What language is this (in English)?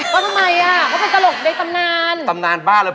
Thai